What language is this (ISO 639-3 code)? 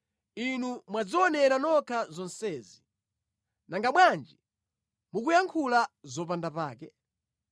nya